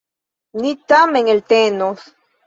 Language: Esperanto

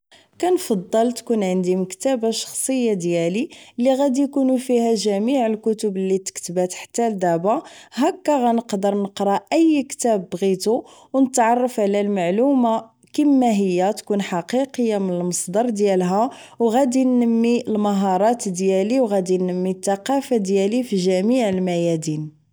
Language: Moroccan Arabic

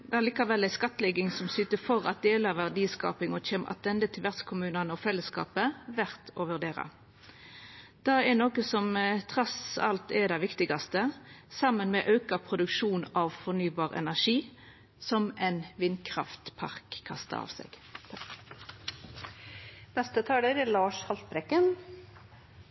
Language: Norwegian Nynorsk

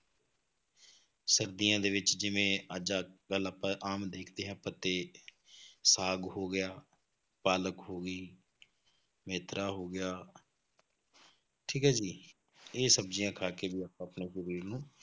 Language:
Punjabi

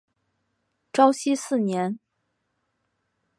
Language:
Chinese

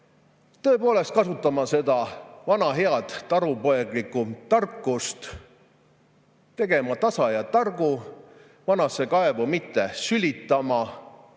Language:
Estonian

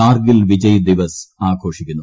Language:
Malayalam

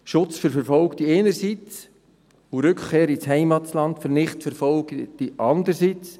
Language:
Swiss German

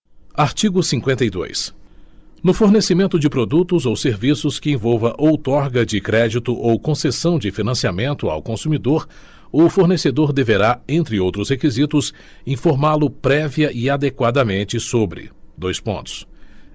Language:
Portuguese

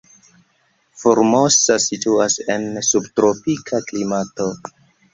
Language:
Esperanto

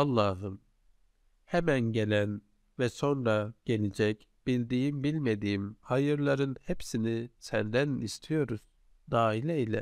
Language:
Turkish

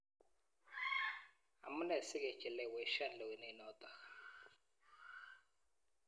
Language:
Kalenjin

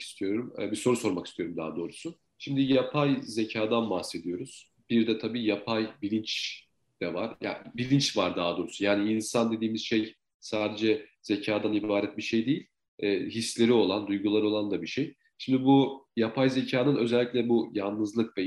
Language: Turkish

